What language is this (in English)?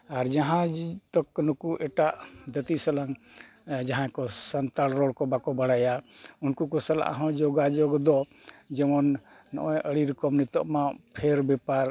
Santali